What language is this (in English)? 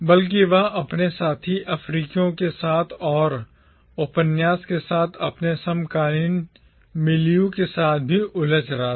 Hindi